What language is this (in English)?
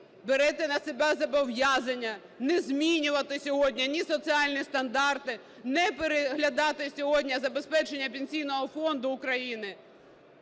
Ukrainian